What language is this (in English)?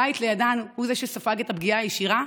Hebrew